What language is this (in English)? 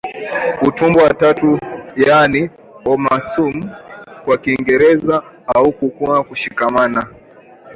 Swahili